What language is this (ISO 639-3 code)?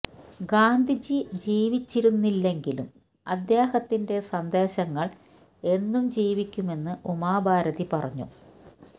mal